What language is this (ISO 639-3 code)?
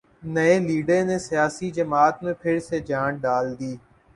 urd